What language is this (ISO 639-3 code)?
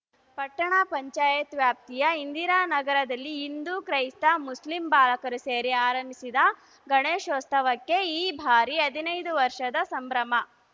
kan